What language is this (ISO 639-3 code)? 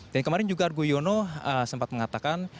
ind